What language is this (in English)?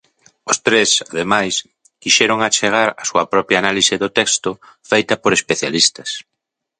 Galician